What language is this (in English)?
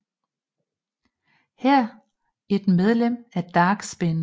Danish